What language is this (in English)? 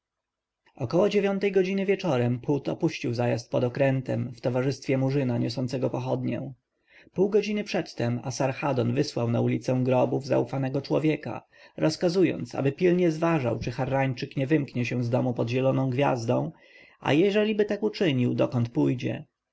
Polish